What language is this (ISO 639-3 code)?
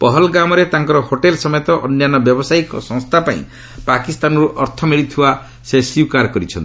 ori